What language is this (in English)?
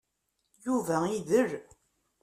Kabyle